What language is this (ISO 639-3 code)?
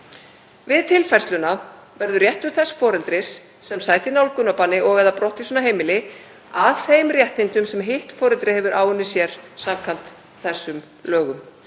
isl